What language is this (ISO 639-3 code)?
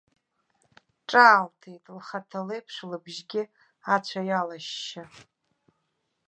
abk